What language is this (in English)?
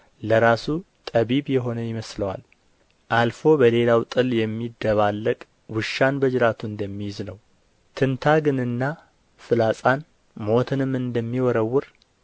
Amharic